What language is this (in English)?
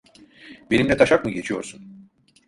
Turkish